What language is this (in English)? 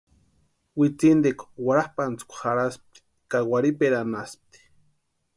Western Highland Purepecha